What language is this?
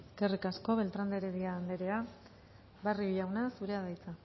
Basque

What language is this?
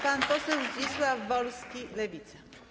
Polish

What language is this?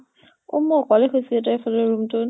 Assamese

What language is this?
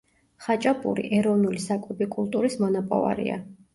Georgian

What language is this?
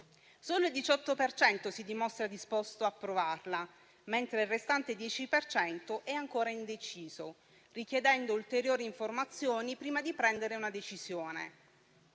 Italian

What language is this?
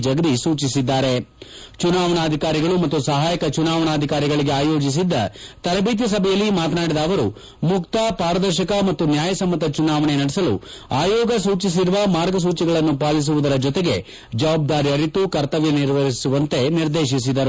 Kannada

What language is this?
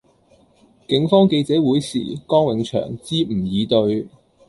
Cantonese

